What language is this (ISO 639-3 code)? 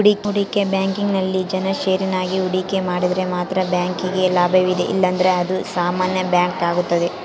kan